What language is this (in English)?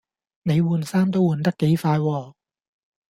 Cantonese